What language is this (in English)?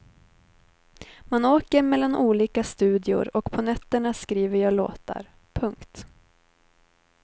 Swedish